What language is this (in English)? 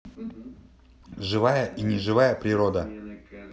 Russian